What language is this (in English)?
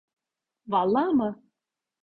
Turkish